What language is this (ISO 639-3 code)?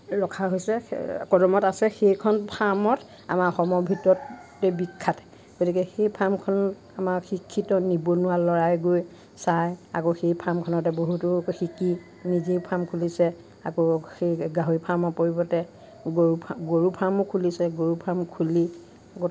asm